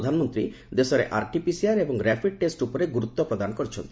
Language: Odia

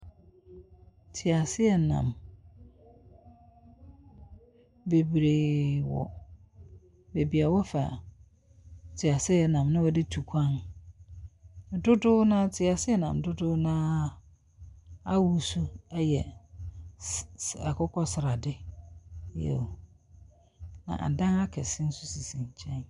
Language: Akan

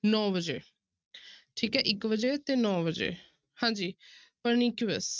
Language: Punjabi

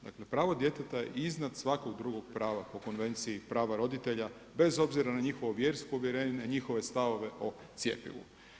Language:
Croatian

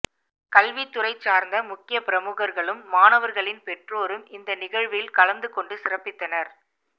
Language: Tamil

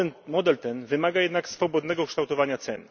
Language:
Polish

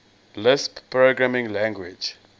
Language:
English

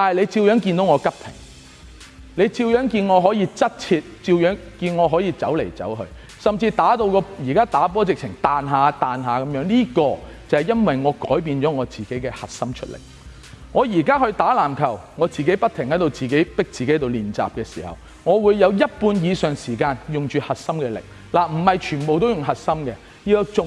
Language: Chinese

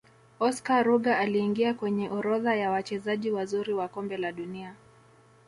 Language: Swahili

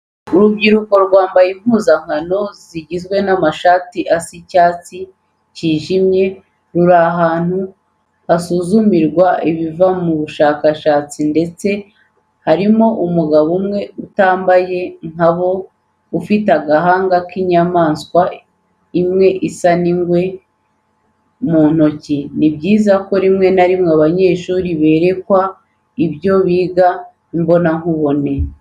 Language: Kinyarwanda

